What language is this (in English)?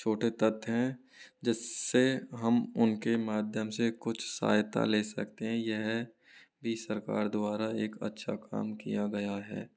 Hindi